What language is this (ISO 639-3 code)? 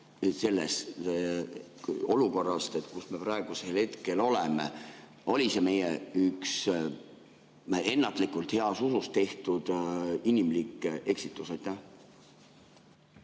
est